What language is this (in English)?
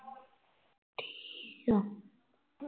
Punjabi